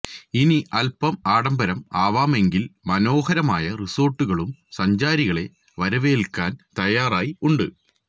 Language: Malayalam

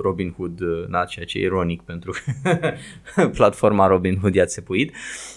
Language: Romanian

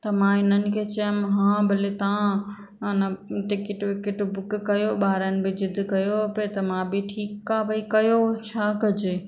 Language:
Sindhi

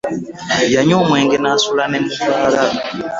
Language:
Ganda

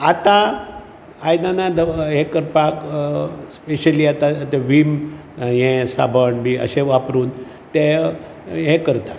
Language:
Konkani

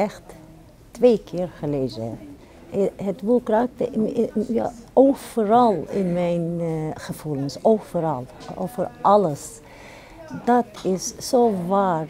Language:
Dutch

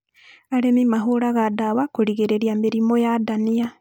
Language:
Kikuyu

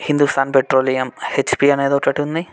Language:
Telugu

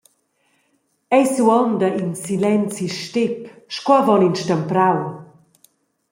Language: Romansh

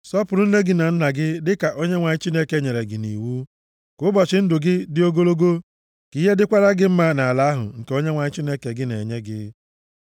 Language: Igbo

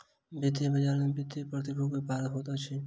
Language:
Maithili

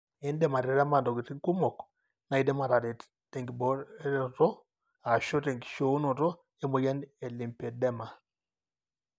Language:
Masai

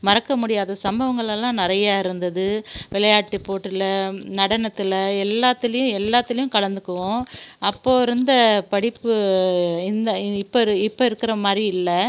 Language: Tamil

